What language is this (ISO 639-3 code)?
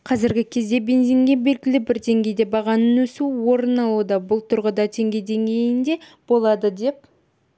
kaz